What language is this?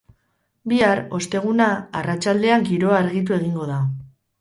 Basque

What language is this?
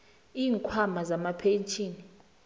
South Ndebele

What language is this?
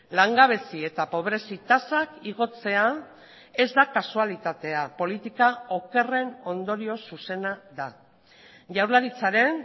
Basque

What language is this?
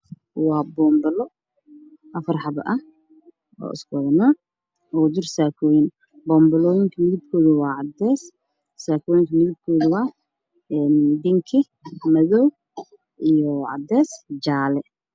Somali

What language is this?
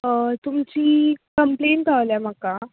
Konkani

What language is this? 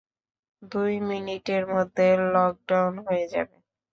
Bangla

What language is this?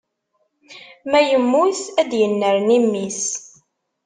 Kabyle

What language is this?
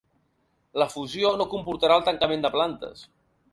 Catalan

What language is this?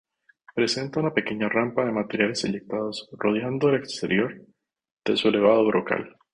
Spanish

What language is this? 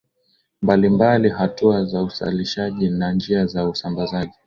Swahili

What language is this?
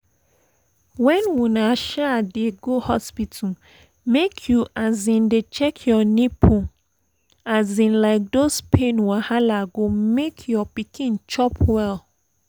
Nigerian Pidgin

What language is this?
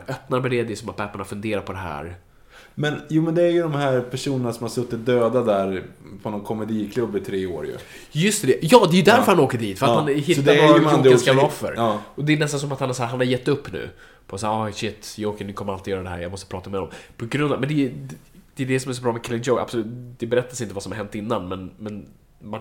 Swedish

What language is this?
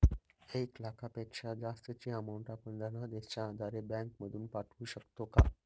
Marathi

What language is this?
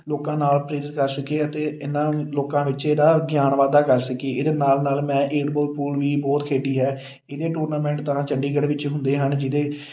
Punjabi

